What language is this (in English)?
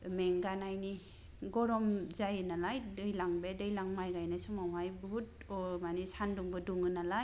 Bodo